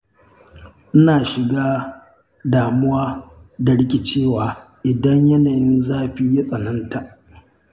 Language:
Hausa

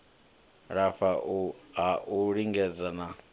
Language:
Venda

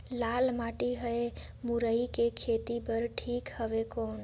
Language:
Chhattisgarhi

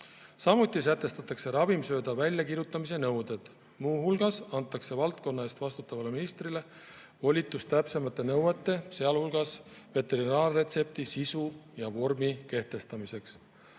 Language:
Estonian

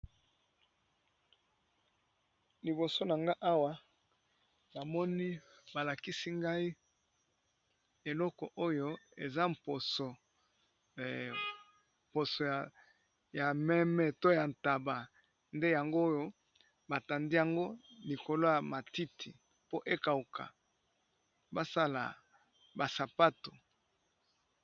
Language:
Lingala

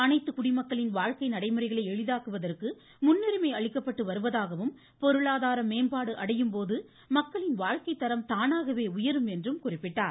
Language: Tamil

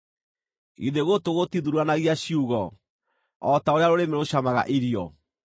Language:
Kikuyu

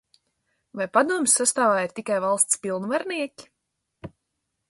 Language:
Latvian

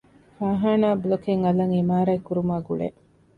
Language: Divehi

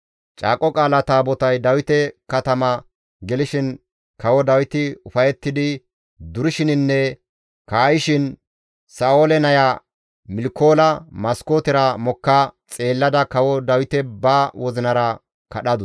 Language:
Gamo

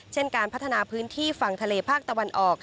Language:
Thai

